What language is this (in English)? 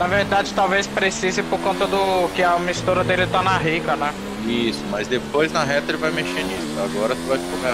Portuguese